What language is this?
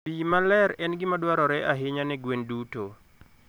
Luo (Kenya and Tanzania)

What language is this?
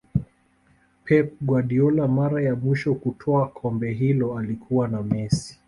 Swahili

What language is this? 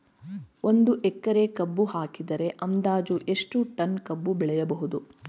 Kannada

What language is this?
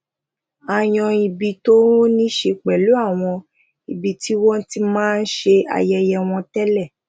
Yoruba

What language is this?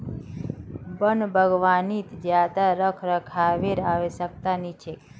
Magahi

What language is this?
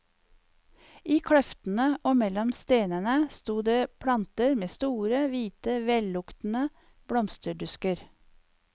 Norwegian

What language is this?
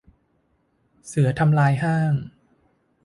Thai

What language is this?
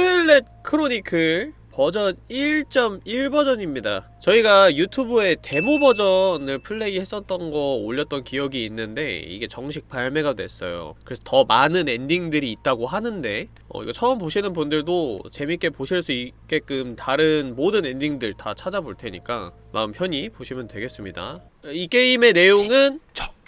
Korean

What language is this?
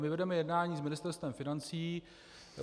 Czech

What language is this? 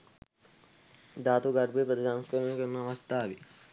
Sinhala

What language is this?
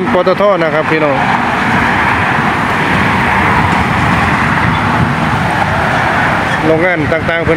Thai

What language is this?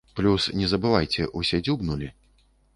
Belarusian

